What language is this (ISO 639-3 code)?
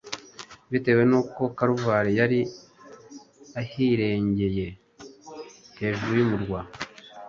kin